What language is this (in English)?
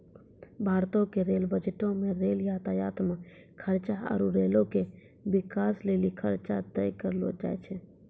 Maithili